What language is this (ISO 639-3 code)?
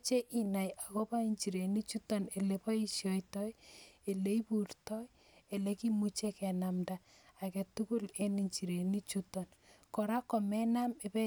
kln